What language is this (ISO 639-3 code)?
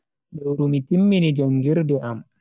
fui